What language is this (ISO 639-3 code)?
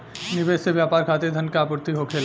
bho